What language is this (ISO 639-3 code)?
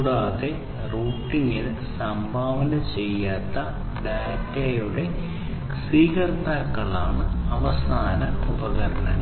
mal